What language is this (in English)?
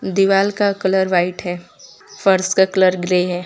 Hindi